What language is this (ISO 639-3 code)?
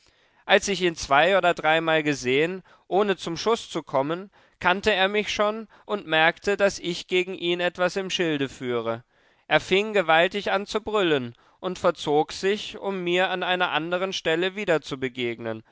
deu